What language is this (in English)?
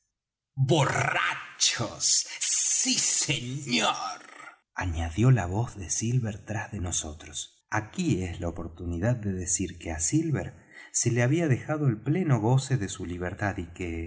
Spanish